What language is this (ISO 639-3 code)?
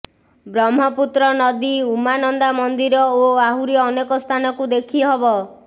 ori